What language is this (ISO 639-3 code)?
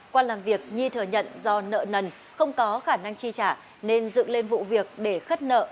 vie